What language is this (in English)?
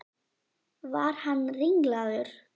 Icelandic